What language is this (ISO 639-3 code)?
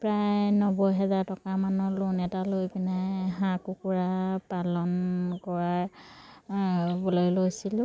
asm